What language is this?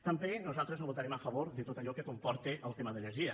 Catalan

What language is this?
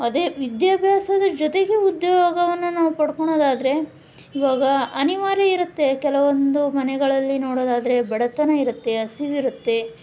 Kannada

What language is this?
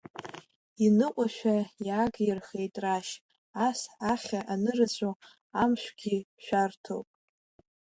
Abkhazian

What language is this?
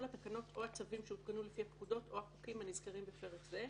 Hebrew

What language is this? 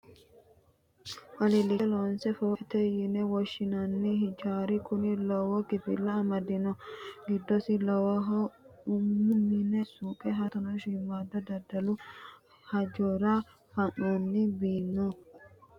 Sidamo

